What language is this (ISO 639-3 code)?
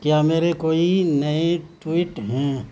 urd